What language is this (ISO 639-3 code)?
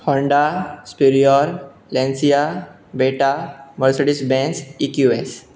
kok